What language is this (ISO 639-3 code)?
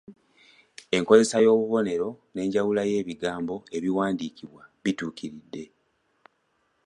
lug